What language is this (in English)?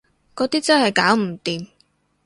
Cantonese